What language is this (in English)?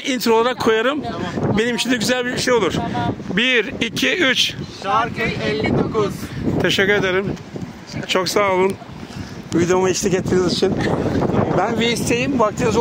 Turkish